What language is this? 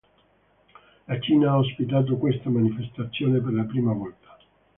Italian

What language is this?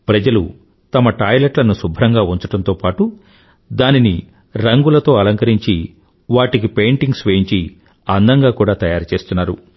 Telugu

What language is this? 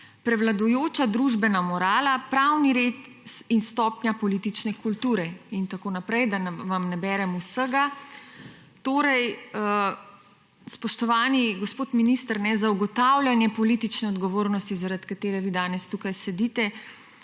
Slovenian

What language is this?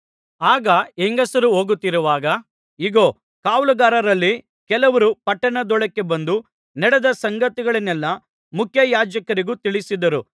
Kannada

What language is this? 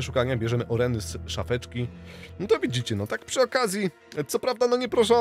Polish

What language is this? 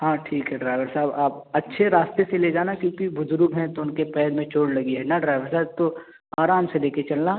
Urdu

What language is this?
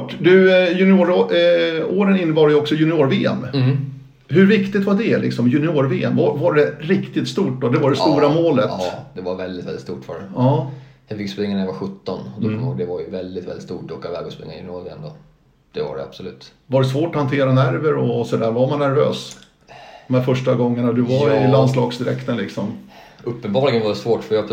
Swedish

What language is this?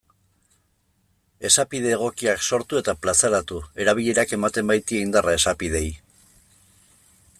Basque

